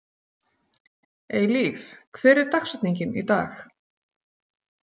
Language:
Icelandic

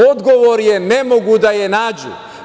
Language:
Serbian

